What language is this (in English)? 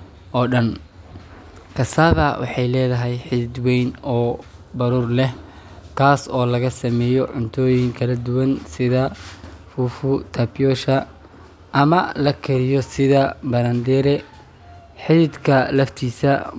Somali